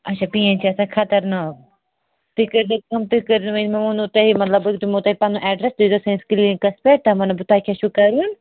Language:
Kashmiri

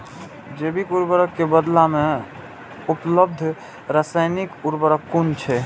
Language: Maithili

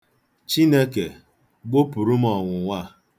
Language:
Igbo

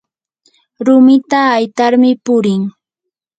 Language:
Yanahuanca Pasco Quechua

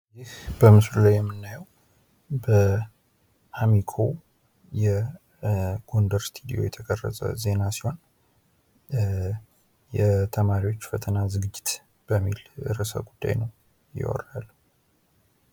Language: Amharic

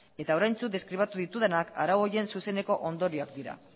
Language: Basque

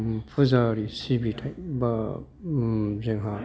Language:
Bodo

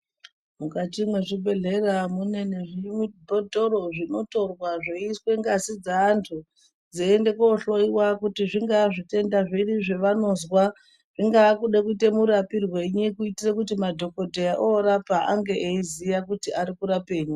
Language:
Ndau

